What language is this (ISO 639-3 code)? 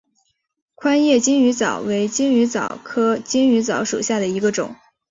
zho